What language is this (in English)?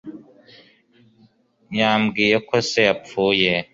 Kinyarwanda